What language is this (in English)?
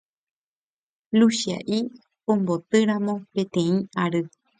Guarani